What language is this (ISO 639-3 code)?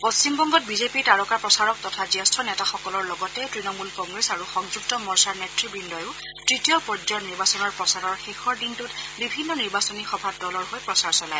asm